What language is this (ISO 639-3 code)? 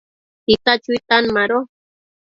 mcf